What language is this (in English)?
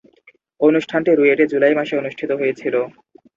Bangla